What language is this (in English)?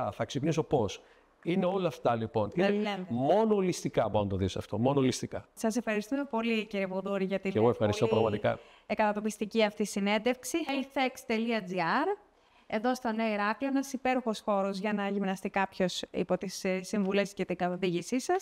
Greek